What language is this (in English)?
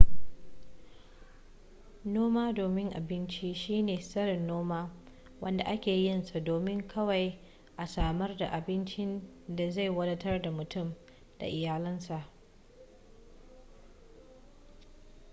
Hausa